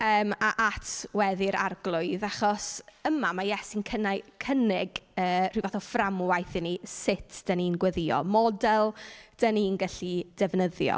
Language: Welsh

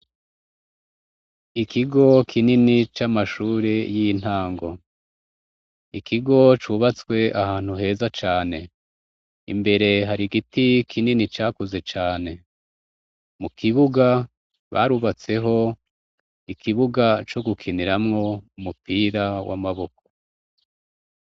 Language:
Rundi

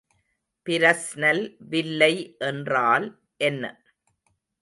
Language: Tamil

